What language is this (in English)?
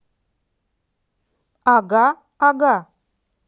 Russian